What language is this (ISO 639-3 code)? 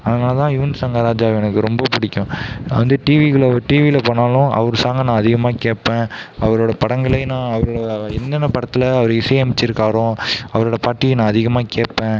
tam